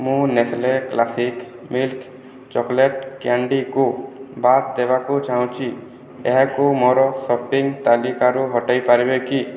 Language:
Odia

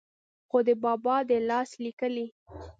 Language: Pashto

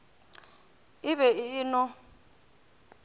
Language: Northern Sotho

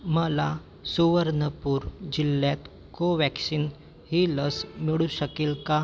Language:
Marathi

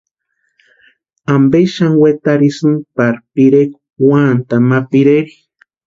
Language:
Western Highland Purepecha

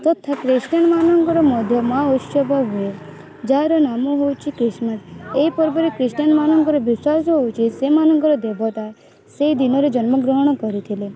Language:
Odia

